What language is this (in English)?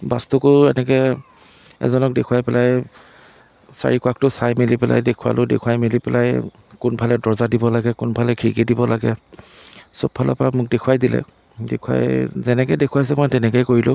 Assamese